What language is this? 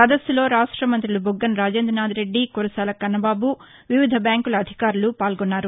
Telugu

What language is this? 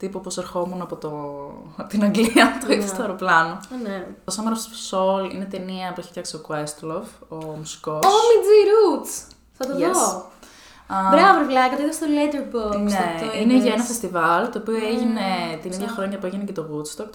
Greek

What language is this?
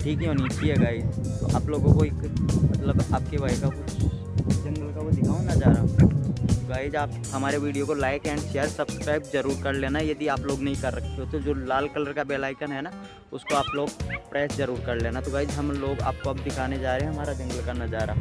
Hindi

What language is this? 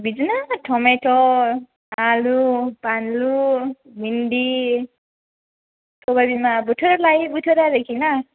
Bodo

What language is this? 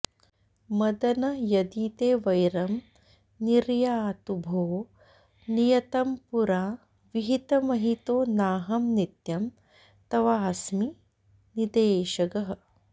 Sanskrit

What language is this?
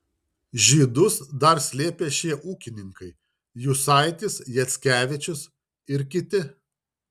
Lithuanian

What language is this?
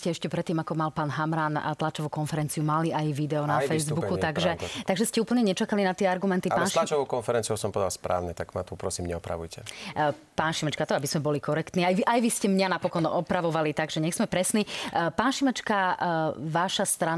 Slovak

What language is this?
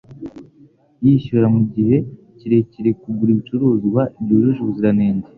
Kinyarwanda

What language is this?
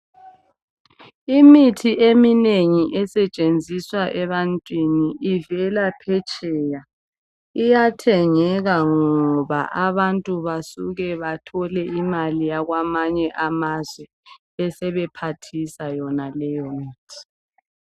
North Ndebele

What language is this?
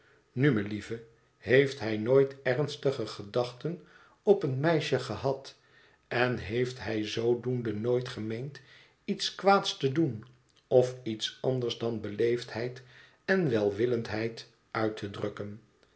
Dutch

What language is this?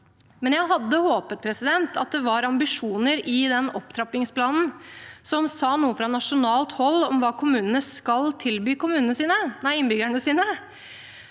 Norwegian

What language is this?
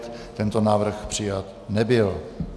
Czech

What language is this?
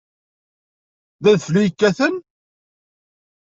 Kabyle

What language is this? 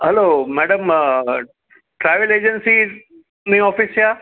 Gujarati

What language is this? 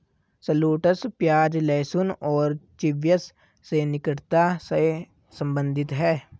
Hindi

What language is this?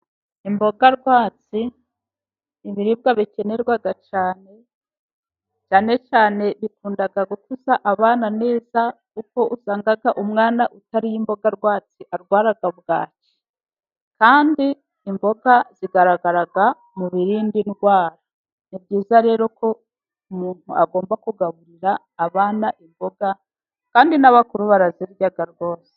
Kinyarwanda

